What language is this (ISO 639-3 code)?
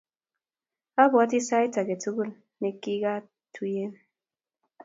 kln